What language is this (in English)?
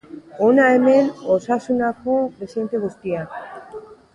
Basque